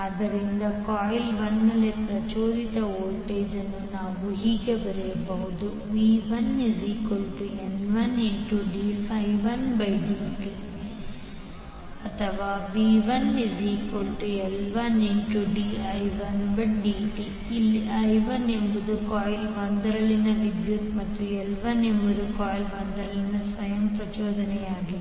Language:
Kannada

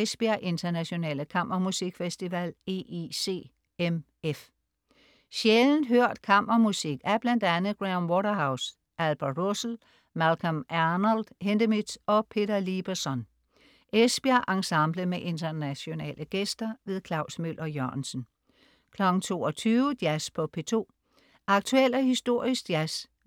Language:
Danish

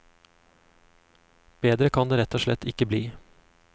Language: Norwegian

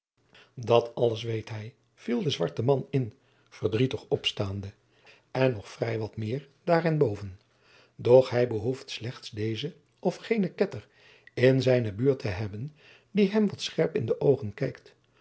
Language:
Dutch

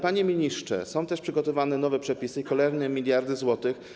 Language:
Polish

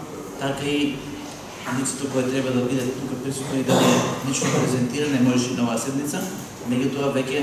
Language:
Bulgarian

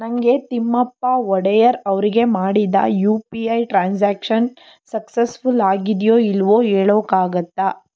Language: Kannada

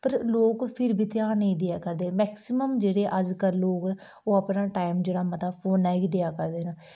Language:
Dogri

